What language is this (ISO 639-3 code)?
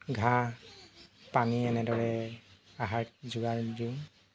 asm